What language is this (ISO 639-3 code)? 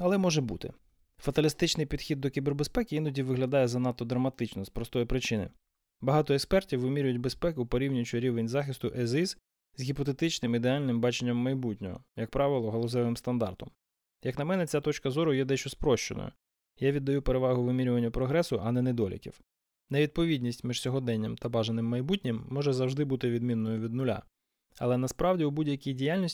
ukr